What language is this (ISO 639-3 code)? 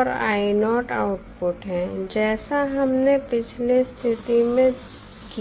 hin